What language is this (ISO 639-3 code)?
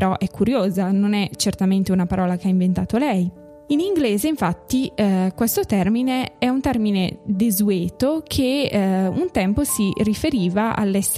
ita